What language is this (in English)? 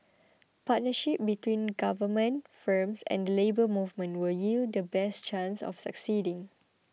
English